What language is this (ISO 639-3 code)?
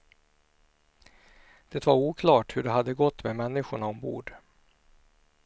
swe